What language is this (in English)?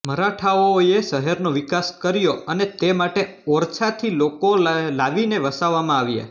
Gujarati